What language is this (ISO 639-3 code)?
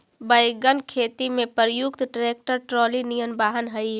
mag